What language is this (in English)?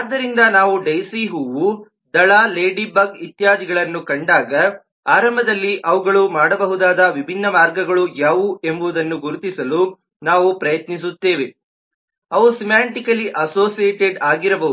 Kannada